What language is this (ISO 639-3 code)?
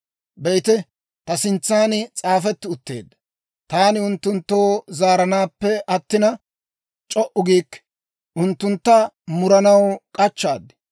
dwr